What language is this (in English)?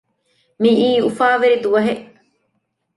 Divehi